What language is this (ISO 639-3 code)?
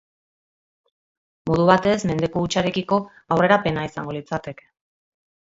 eus